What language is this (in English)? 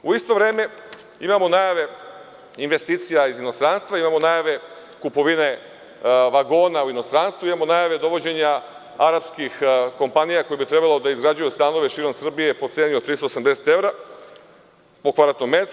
Serbian